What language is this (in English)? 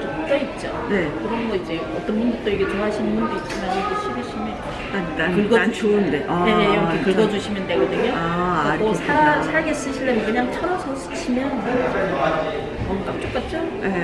Korean